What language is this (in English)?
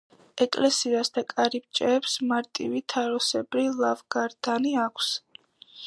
Georgian